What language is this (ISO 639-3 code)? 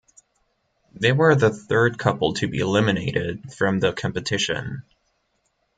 eng